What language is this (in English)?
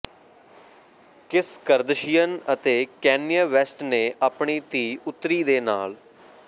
Punjabi